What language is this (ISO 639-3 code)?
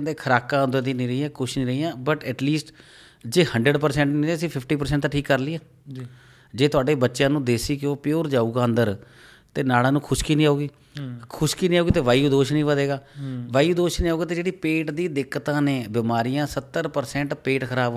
pan